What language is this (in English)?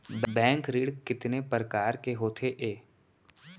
Chhattisgarhi